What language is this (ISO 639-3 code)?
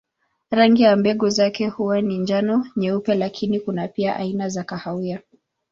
swa